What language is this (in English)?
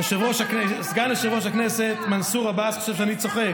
Hebrew